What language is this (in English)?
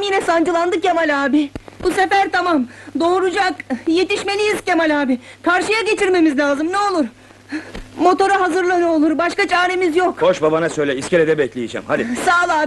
Turkish